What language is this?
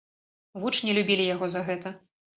Belarusian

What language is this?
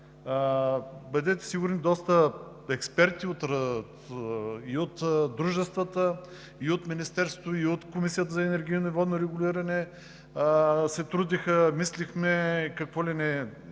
Bulgarian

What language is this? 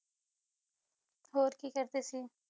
Punjabi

